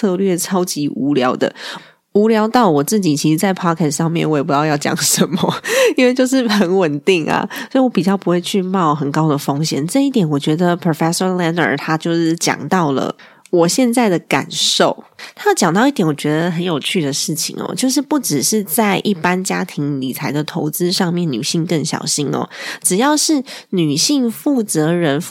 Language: Chinese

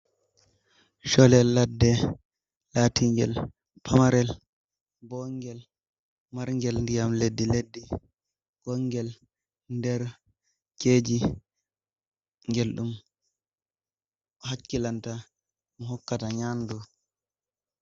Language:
Fula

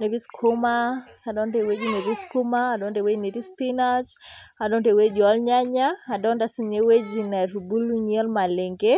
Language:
Masai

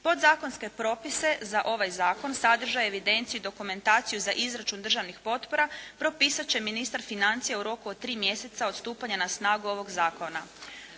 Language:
Croatian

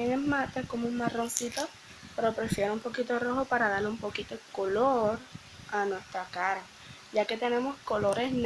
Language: Spanish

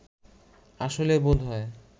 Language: Bangla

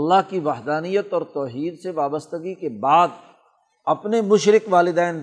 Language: Urdu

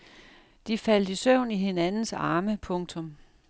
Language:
Danish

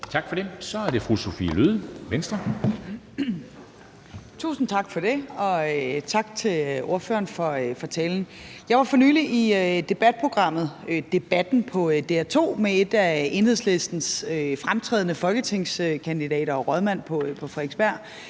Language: Danish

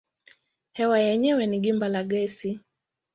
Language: Swahili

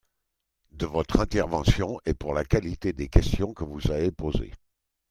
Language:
French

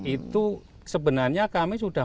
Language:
Indonesian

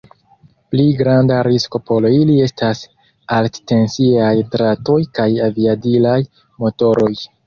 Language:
Esperanto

